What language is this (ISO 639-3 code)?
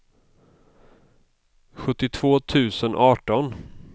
swe